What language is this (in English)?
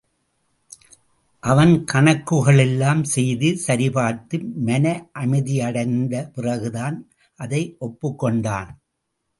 Tamil